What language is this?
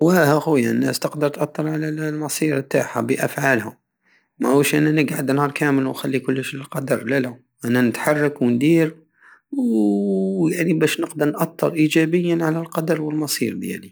Algerian Saharan Arabic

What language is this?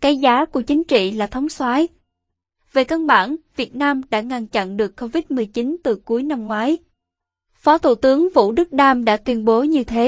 Vietnamese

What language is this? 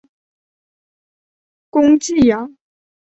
Chinese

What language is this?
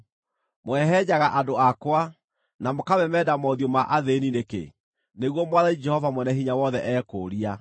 Kikuyu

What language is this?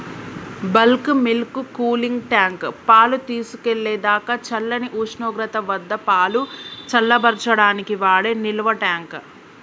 Telugu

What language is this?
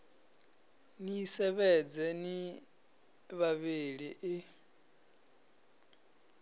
Venda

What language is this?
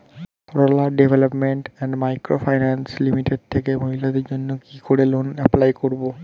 Bangla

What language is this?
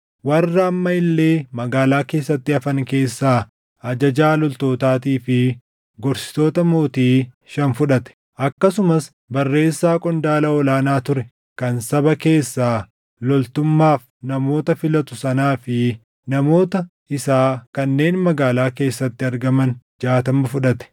Oromo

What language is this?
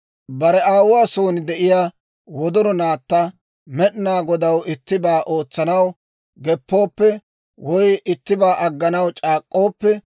Dawro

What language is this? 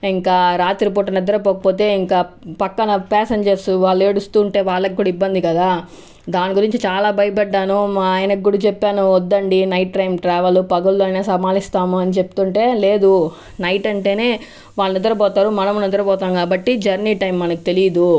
Telugu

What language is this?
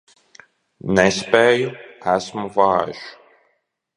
Latvian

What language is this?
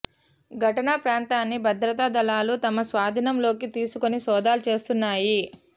Telugu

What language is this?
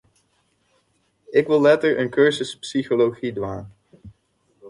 Western Frisian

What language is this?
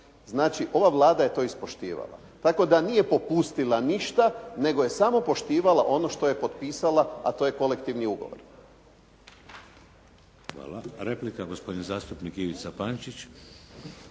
Croatian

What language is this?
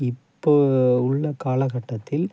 Tamil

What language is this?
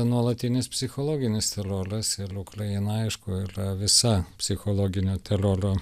Lithuanian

